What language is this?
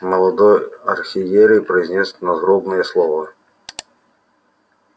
Russian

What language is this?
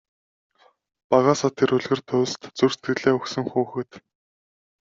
Mongolian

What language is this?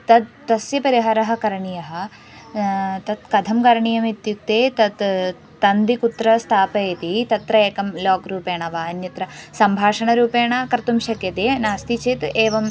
Sanskrit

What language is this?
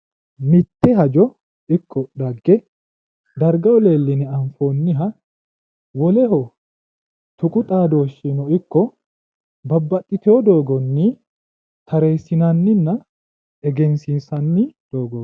Sidamo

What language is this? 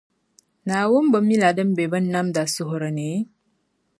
Dagbani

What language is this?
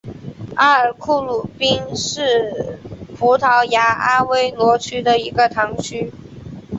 Chinese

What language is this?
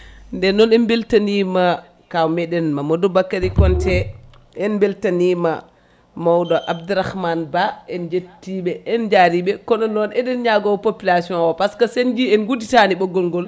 Fula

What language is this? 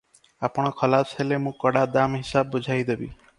Odia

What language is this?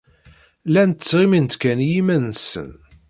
Kabyle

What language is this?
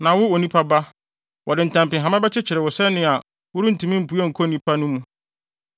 Akan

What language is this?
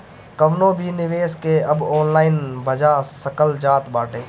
Bhojpuri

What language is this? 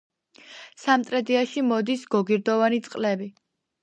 Georgian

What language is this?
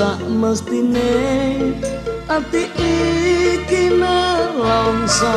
Indonesian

